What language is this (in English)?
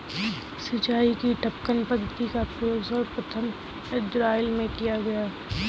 Hindi